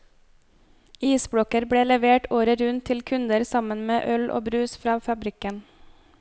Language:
Norwegian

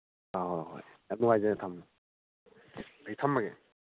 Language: Manipuri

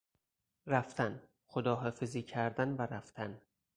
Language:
Persian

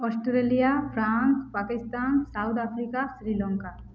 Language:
Odia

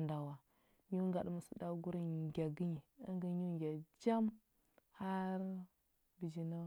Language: Huba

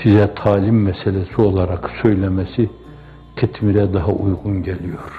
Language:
Turkish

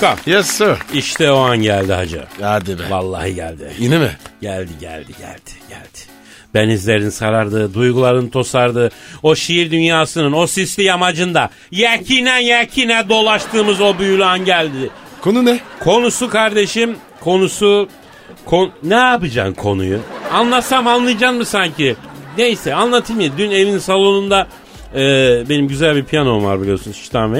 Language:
Turkish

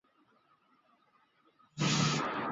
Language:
Chinese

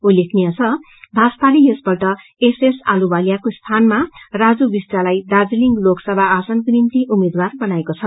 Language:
Nepali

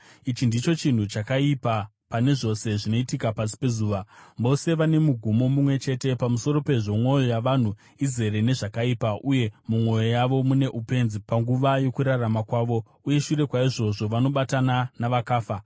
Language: Shona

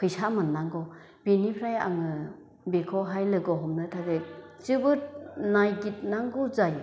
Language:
Bodo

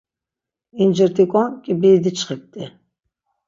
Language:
Laz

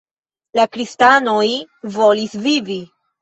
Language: Esperanto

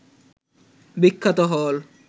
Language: Bangla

